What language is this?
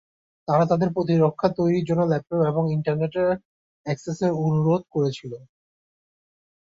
Bangla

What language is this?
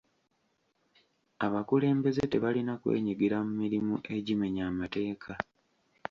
Ganda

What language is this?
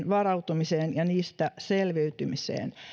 Finnish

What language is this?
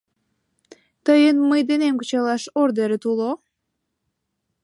Mari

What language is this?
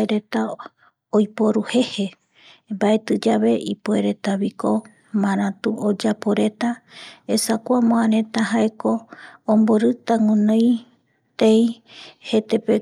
Eastern Bolivian Guaraní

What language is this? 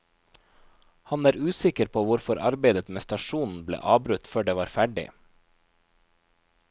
Norwegian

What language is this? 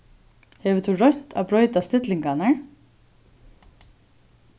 Faroese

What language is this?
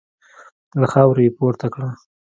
Pashto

